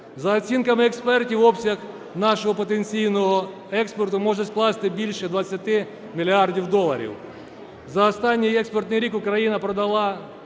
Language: Ukrainian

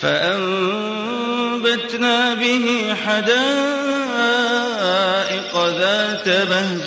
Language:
Arabic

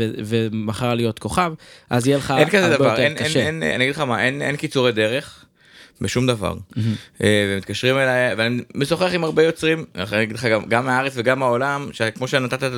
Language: Hebrew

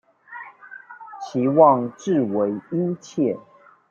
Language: Chinese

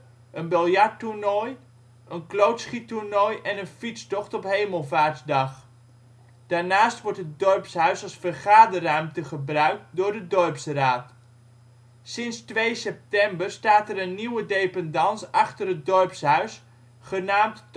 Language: Dutch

